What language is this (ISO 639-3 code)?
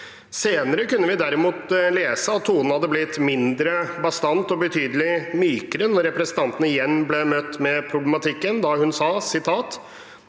nor